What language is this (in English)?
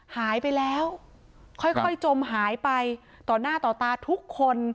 Thai